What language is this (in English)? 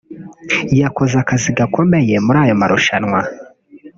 Kinyarwanda